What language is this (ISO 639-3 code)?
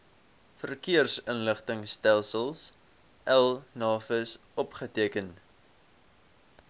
afr